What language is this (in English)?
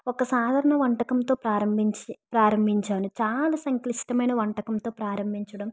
Telugu